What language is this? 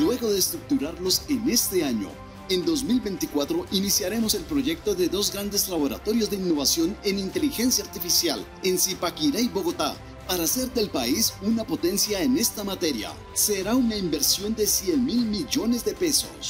Spanish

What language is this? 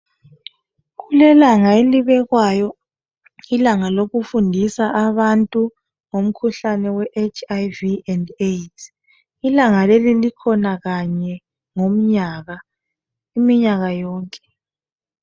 North Ndebele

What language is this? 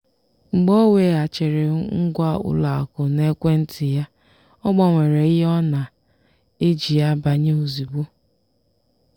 Igbo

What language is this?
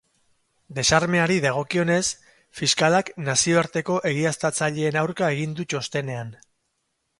Basque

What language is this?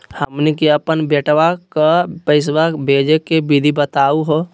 Magahi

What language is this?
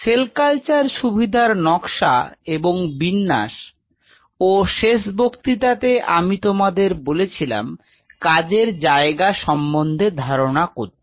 Bangla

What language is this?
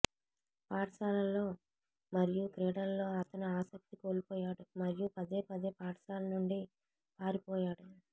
Telugu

